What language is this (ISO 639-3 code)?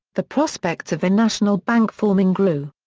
eng